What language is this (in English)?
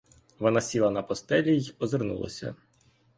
Ukrainian